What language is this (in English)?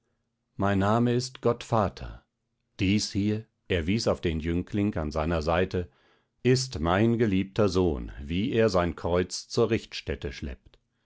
German